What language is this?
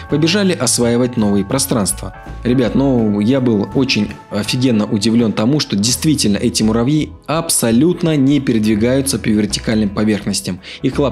Russian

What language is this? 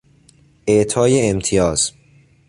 Persian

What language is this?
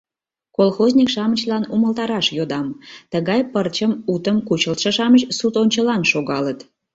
Mari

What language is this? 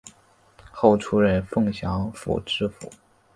Chinese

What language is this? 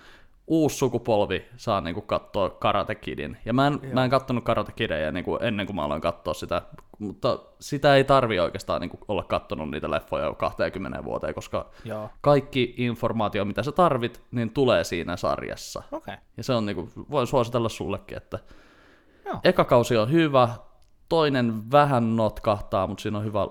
Finnish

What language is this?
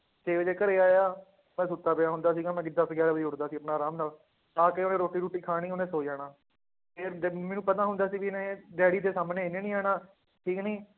Punjabi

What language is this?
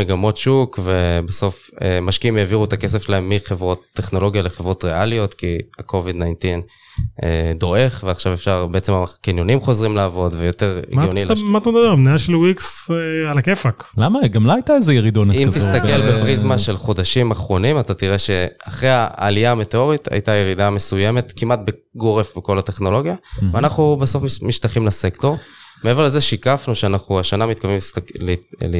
Hebrew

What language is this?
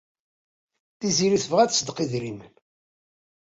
Kabyle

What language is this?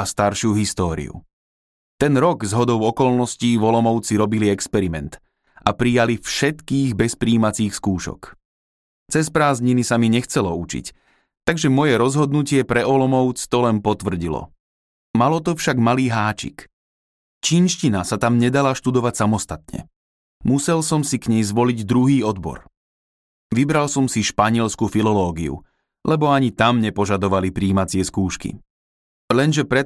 Slovak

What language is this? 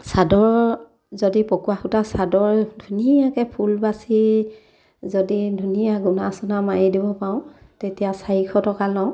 Assamese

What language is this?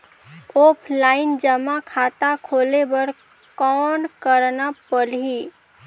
Chhattisgarhi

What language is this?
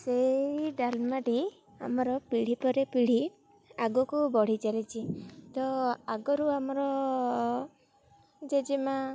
Odia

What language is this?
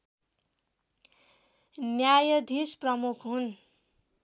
Nepali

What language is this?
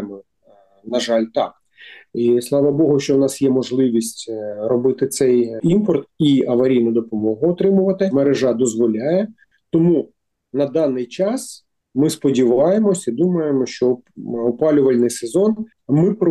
Ukrainian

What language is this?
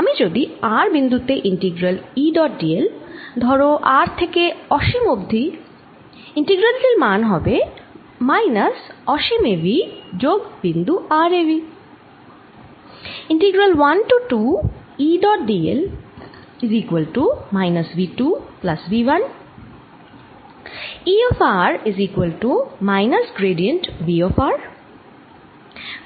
Bangla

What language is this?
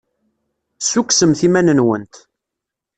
Kabyle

